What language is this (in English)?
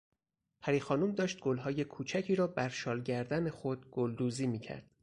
Persian